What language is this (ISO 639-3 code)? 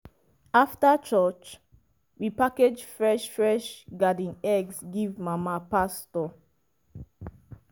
pcm